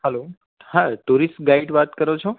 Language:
Gujarati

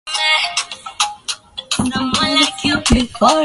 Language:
Swahili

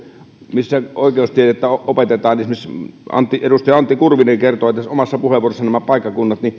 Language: Finnish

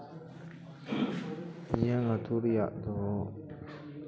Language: Santali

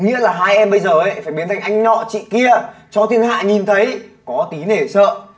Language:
Vietnamese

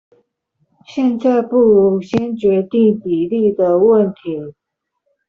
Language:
Chinese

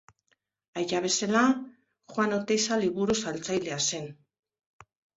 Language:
Basque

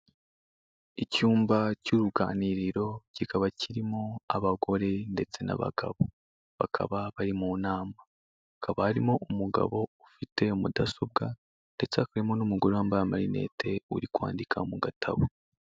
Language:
Kinyarwanda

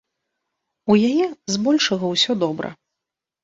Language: Belarusian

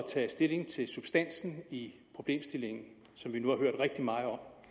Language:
Danish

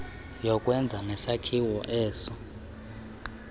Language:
Xhosa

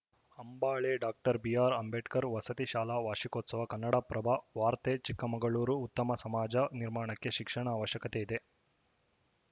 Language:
Kannada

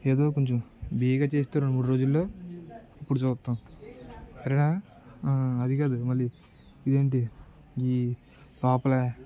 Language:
Telugu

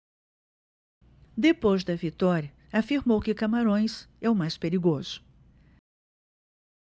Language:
Portuguese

